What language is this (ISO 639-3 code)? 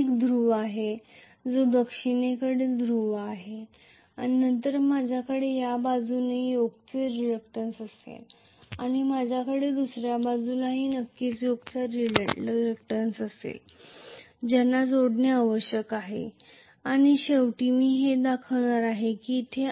mar